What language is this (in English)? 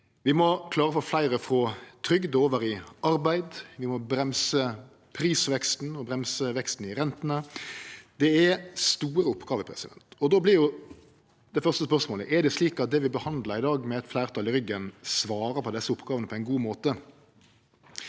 Norwegian